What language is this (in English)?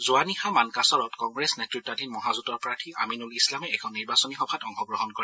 Assamese